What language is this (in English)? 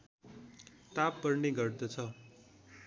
Nepali